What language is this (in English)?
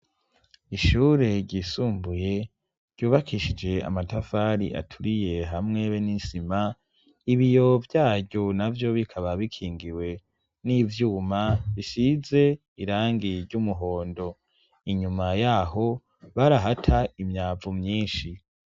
Rundi